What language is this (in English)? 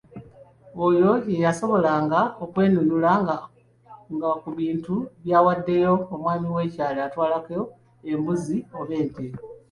Ganda